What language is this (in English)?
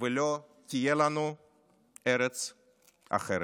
Hebrew